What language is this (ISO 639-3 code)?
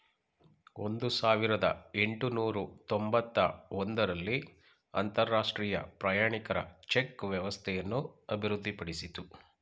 kan